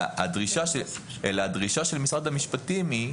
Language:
Hebrew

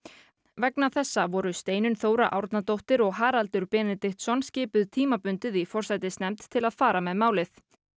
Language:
Icelandic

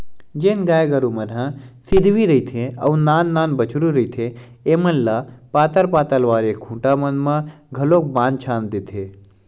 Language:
Chhattisgarhi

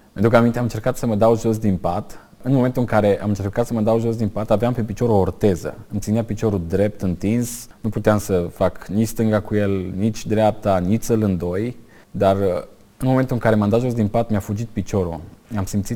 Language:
Romanian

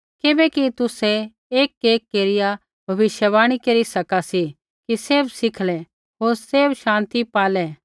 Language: Kullu Pahari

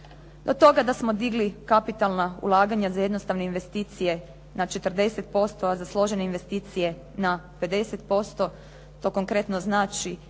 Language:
Croatian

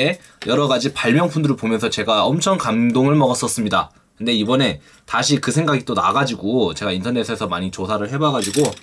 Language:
Korean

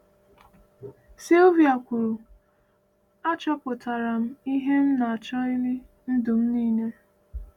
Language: Igbo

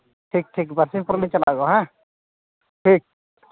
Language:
Santali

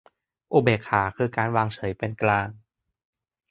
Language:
Thai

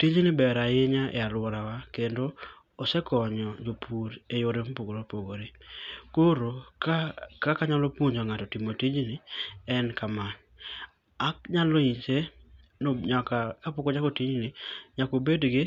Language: Luo (Kenya and Tanzania)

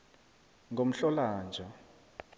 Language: South Ndebele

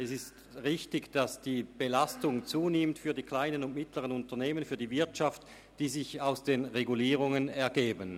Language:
Swiss German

